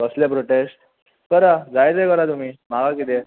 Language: Konkani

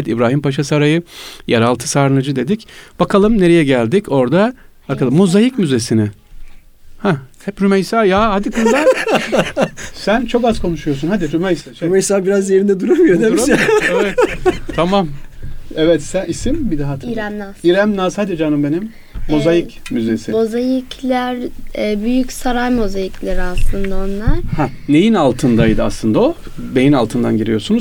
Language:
Turkish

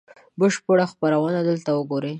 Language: Pashto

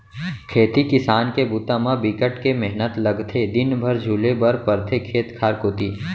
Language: Chhattisgarhi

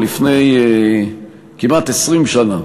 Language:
Hebrew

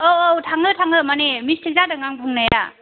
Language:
Bodo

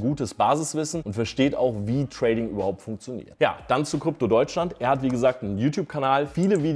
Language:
German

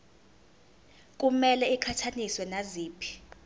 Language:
Zulu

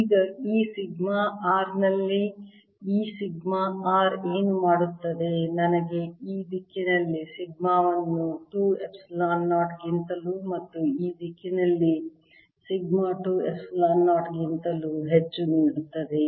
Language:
Kannada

